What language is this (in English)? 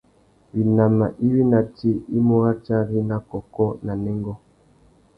Tuki